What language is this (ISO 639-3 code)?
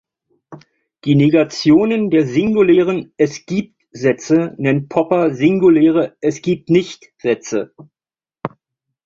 deu